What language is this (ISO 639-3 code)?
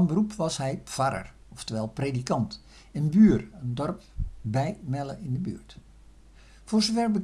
nld